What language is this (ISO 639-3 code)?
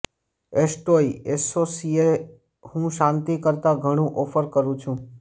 guj